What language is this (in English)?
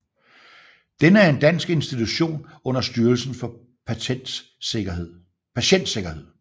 Danish